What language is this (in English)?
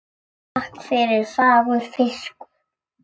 Icelandic